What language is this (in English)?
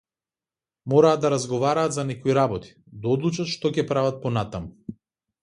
Macedonian